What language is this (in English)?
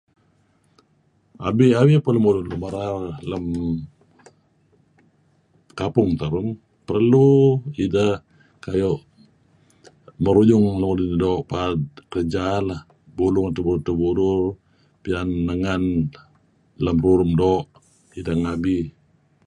Kelabit